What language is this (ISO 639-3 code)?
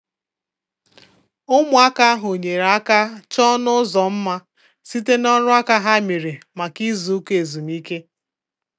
ibo